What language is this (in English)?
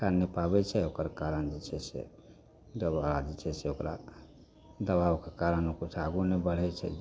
Maithili